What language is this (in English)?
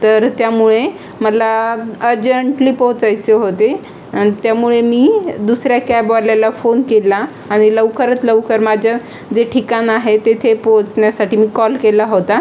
Marathi